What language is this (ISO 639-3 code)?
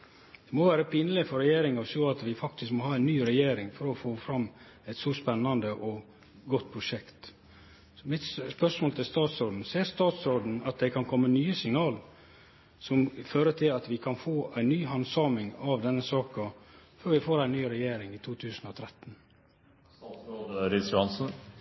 nno